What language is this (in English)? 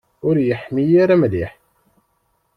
Kabyle